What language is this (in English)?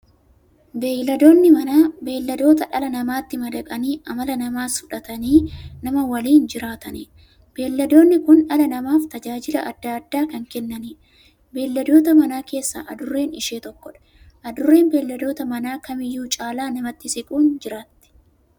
Oromo